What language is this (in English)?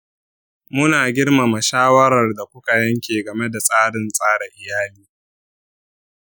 Hausa